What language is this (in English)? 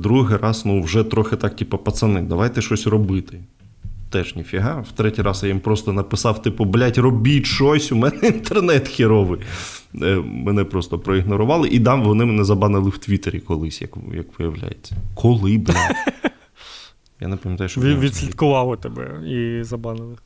Ukrainian